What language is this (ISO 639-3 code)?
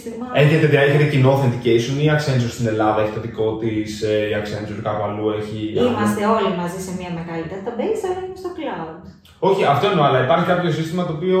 ell